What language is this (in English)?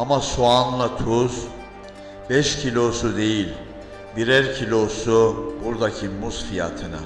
Turkish